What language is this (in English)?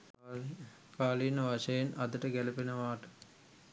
Sinhala